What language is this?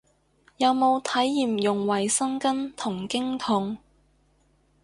Cantonese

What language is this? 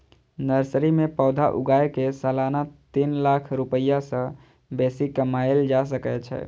Maithili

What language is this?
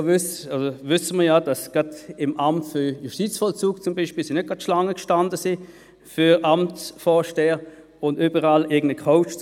Swiss German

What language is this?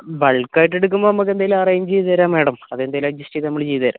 Malayalam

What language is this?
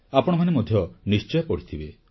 Odia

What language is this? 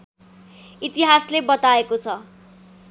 Nepali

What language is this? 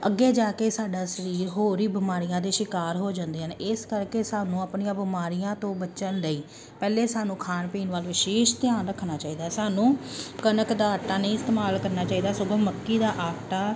Punjabi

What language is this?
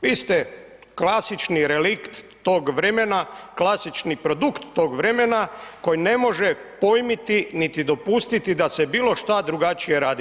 Croatian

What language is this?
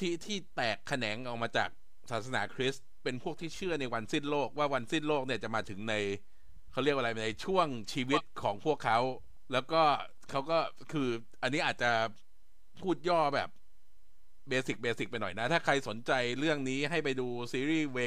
Thai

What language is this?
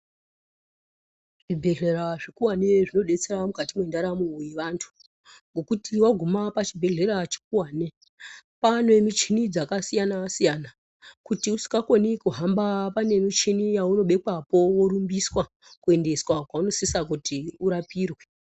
Ndau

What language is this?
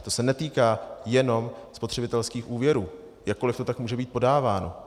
Czech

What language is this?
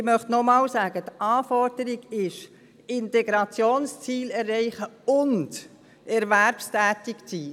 Swiss German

